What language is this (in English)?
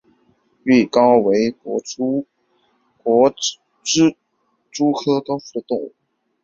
Chinese